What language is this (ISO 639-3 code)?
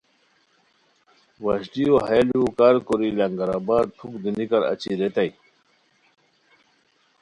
khw